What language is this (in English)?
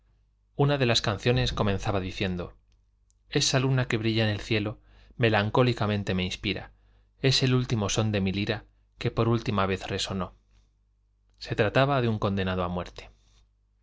Spanish